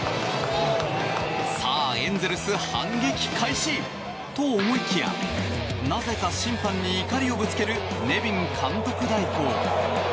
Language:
Japanese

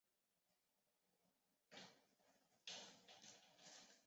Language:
Chinese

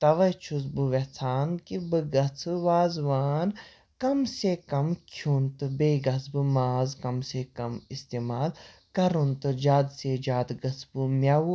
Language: Kashmiri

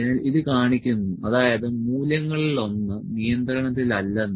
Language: Malayalam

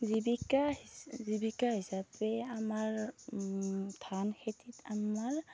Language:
Assamese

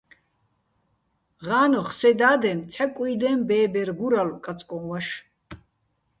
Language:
Bats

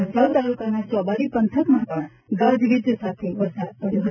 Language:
Gujarati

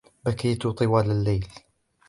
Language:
Arabic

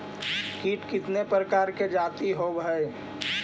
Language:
Magahi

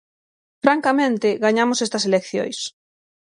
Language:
Galician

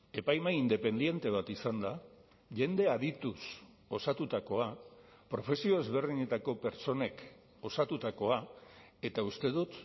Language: Basque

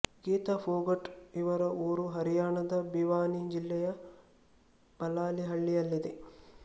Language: Kannada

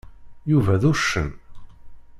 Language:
Kabyle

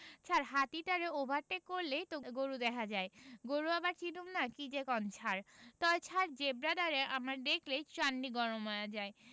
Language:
Bangla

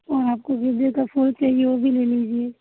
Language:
Hindi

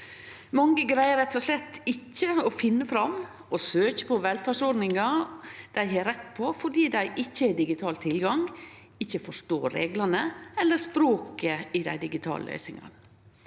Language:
Norwegian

